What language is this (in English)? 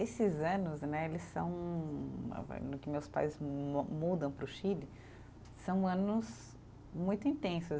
Portuguese